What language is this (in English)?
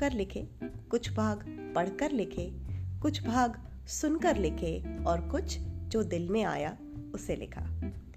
Hindi